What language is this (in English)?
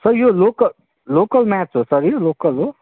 Nepali